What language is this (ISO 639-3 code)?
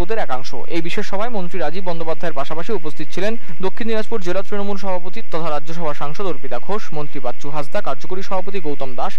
hin